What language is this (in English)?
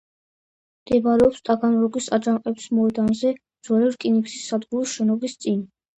Georgian